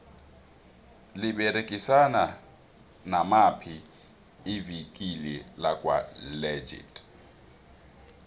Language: South Ndebele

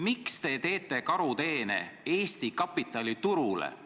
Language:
Estonian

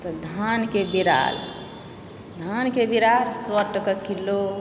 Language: Maithili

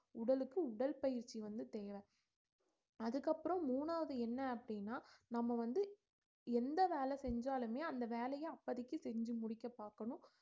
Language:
Tamil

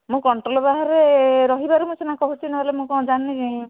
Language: Odia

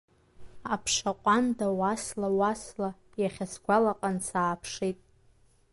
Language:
Abkhazian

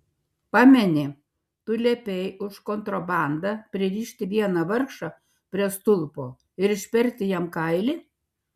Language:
Lithuanian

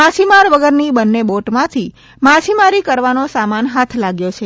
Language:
Gujarati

